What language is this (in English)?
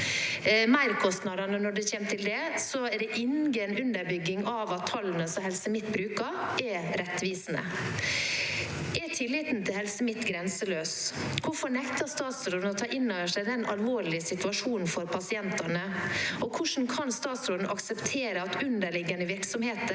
Norwegian